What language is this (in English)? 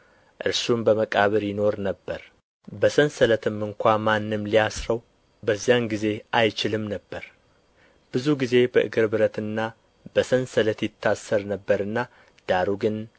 Amharic